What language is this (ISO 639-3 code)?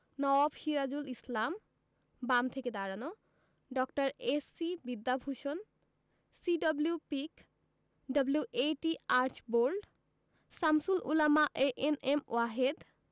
ben